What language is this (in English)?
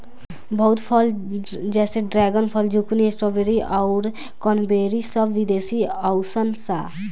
Bhojpuri